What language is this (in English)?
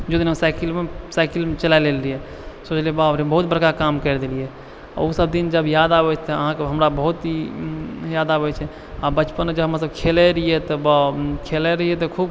Maithili